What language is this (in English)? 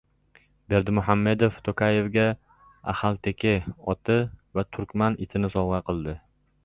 Uzbek